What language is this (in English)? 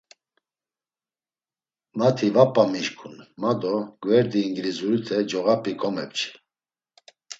Laz